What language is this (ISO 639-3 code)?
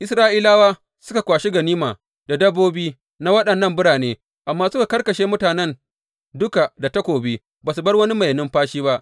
hau